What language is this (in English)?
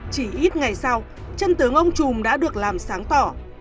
Vietnamese